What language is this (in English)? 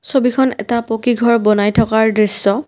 Assamese